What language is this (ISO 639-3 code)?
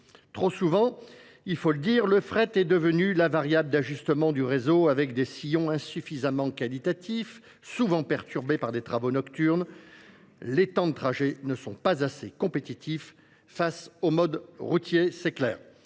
fra